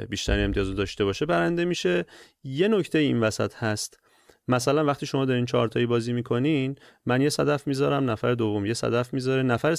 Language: Persian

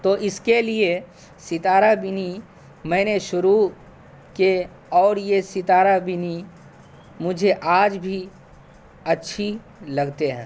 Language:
Urdu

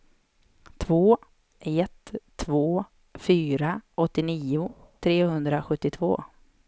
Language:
Swedish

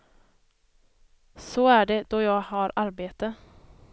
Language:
Swedish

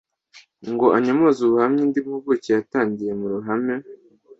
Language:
Kinyarwanda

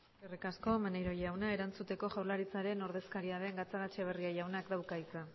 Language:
Basque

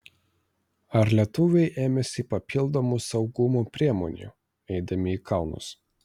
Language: Lithuanian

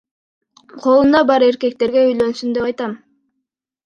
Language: Kyrgyz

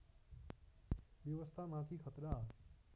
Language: Nepali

